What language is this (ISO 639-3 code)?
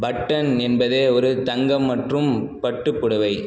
tam